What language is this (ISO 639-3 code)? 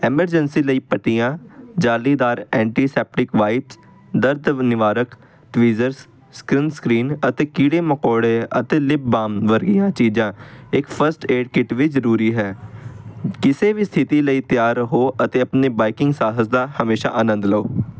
pan